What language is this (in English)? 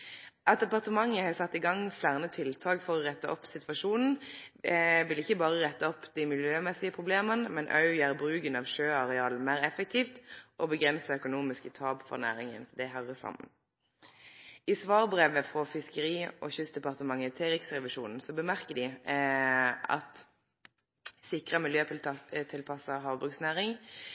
Norwegian Nynorsk